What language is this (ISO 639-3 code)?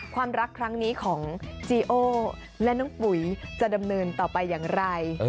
tha